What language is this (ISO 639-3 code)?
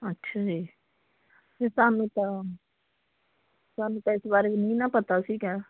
pan